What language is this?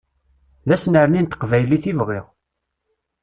Kabyle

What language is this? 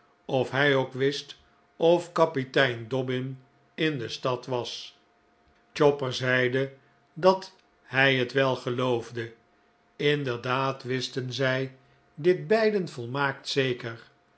Dutch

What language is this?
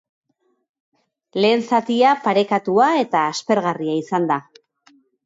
Basque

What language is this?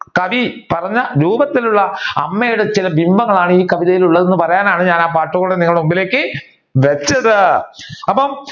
Malayalam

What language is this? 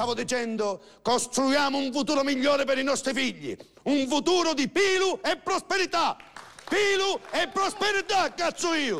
Italian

